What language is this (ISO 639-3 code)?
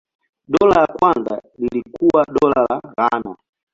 swa